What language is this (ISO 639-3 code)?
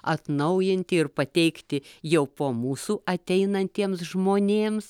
lit